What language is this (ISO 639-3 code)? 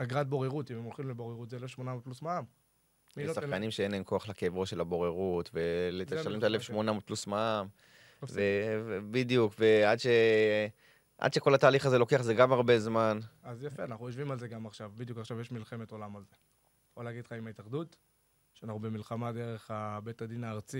heb